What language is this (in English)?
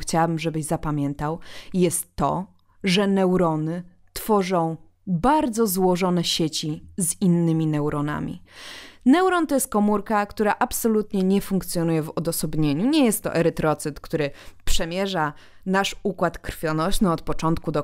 Polish